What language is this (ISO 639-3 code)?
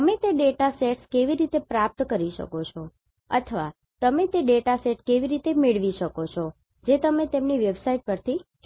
guj